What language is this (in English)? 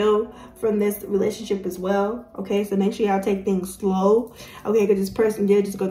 English